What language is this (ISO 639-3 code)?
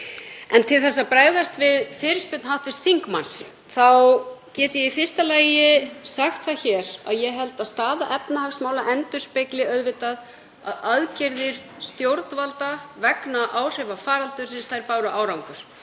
isl